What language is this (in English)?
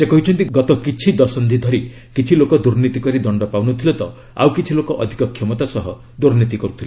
Odia